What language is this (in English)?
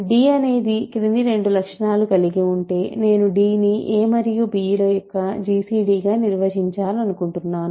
Telugu